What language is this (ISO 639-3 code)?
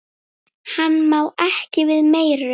isl